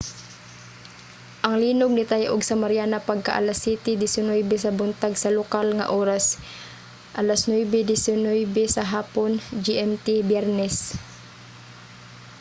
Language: Cebuano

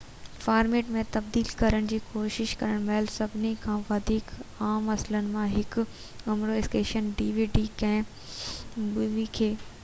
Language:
Sindhi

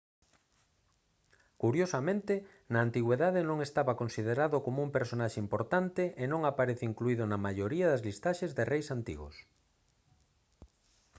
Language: Galician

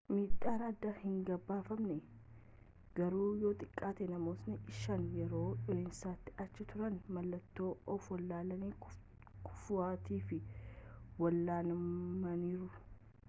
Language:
Oromo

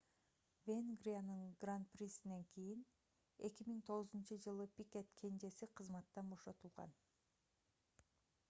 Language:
Kyrgyz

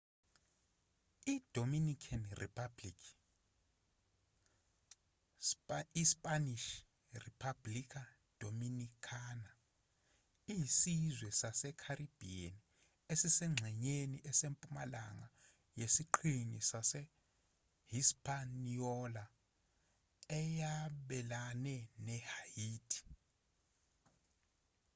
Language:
Zulu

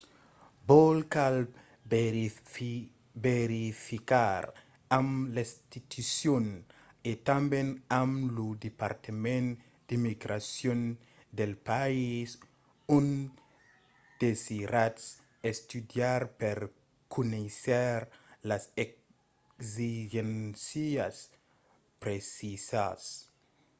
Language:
Occitan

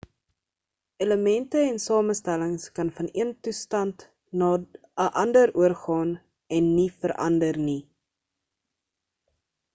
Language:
Afrikaans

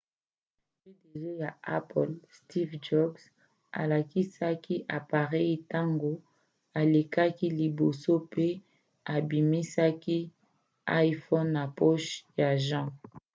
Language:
Lingala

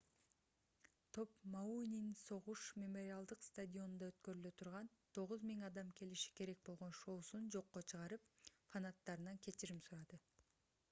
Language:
Kyrgyz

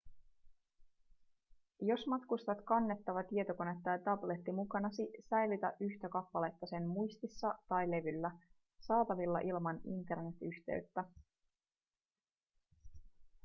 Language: Finnish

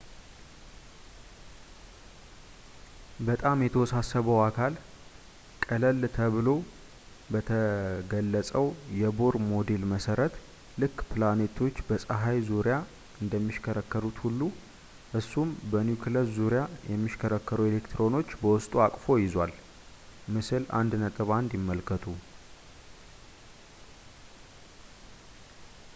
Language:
Amharic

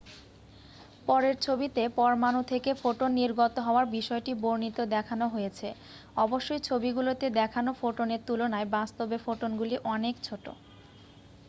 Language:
Bangla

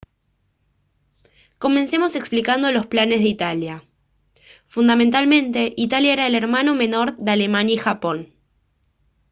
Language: Spanish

